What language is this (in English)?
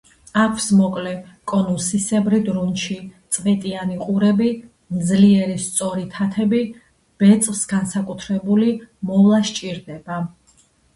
Georgian